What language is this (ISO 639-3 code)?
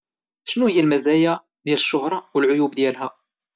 ary